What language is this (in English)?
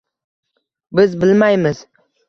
Uzbek